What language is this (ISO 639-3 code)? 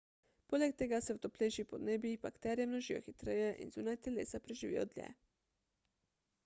slv